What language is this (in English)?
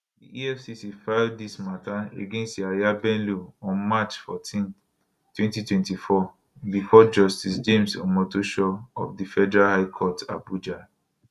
Nigerian Pidgin